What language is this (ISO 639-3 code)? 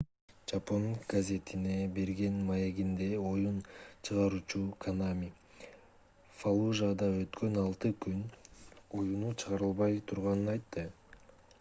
kir